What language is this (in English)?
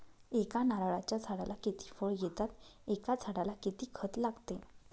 Marathi